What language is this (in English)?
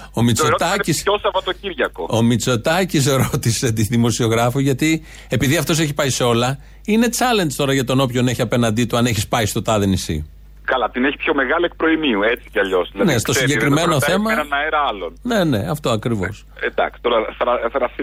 Greek